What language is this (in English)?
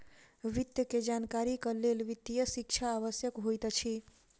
Maithili